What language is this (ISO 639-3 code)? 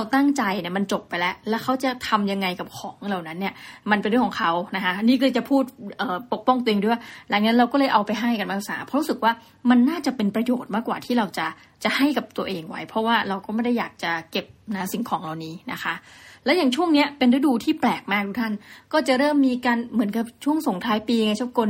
tha